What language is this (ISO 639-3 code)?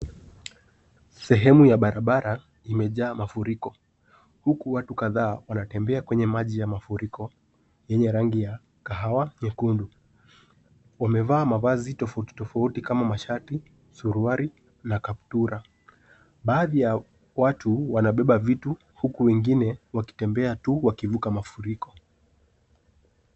swa